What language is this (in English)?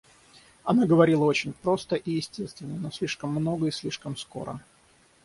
Russian